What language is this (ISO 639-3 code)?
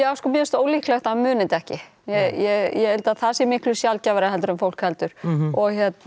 isl